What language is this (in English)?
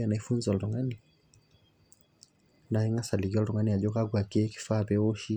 Masai